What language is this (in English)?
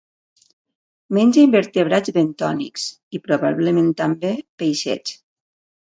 Catalan